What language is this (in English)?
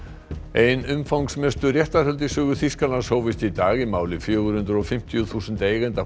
Icelandic